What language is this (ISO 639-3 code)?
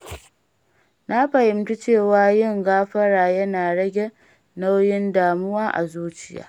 hau